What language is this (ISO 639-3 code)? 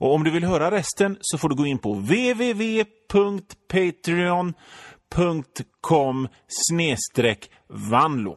swe